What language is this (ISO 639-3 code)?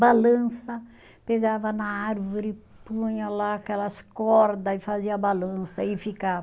por